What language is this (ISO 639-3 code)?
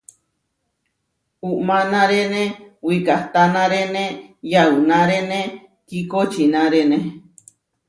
var